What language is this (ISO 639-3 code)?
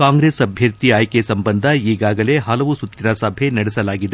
kan